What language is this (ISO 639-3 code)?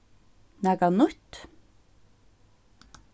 fao